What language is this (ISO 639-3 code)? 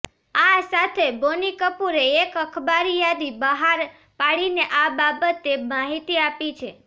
guj